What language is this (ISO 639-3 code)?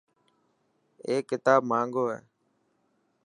mki